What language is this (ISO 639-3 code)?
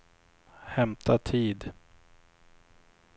swe